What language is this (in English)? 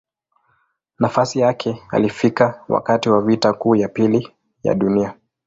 Swahili